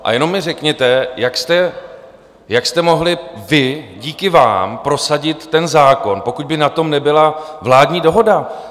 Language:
Czech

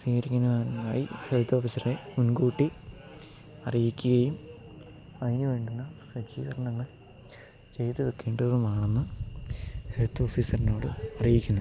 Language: Malayalam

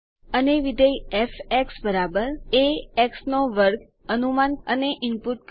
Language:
Gujarati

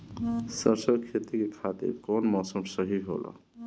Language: Bhojpuri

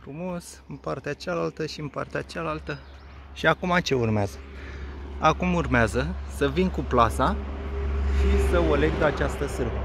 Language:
Romanian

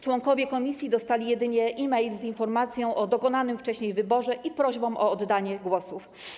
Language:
Polish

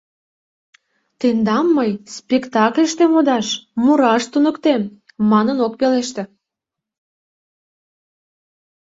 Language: Mari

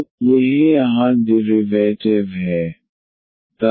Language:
Hindi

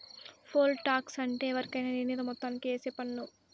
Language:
Telugu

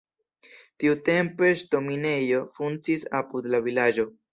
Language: Esperanto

